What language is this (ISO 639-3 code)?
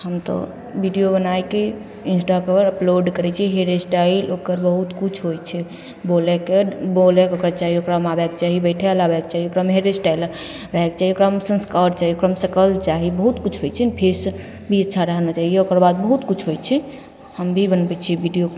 mai